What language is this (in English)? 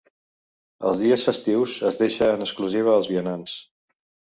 Catalan